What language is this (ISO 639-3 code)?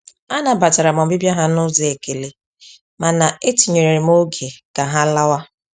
ibo